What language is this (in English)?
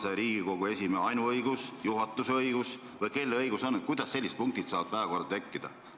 Estonian